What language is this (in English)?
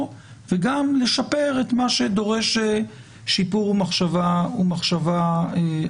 Hebrew